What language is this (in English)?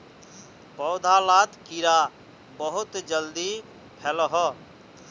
Magahi